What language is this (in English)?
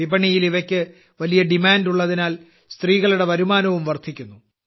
Malayalam